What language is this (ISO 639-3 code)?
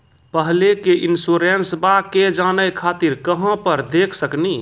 mai